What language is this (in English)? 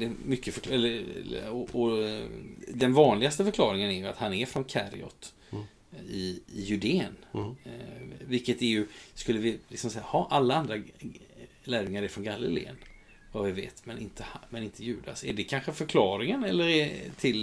Swedish